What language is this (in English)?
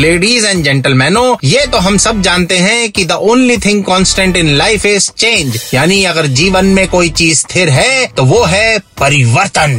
Hindi